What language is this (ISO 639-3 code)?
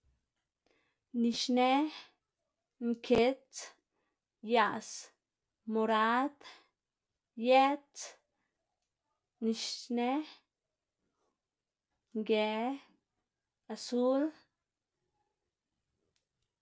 ztg